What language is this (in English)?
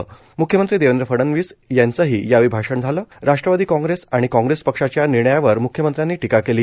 Marathi